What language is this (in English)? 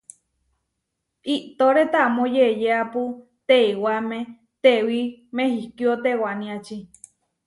Huarijio